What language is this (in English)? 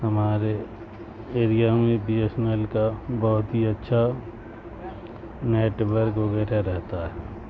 Urdu